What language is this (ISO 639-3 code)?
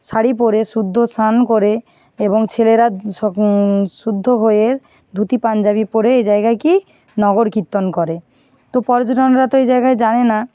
ben